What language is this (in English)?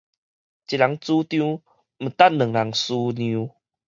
Min Nan Chinese